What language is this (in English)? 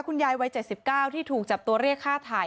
Thai